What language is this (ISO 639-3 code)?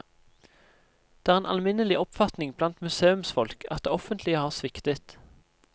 nor